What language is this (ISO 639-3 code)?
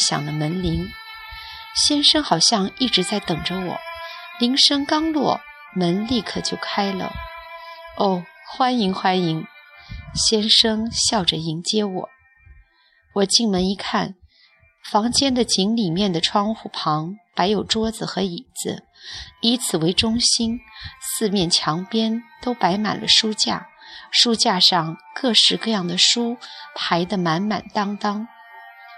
zho